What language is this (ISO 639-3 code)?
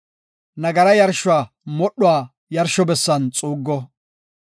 gof